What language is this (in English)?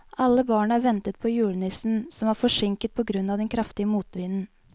Norwegian